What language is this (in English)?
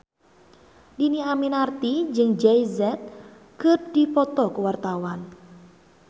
Sundanese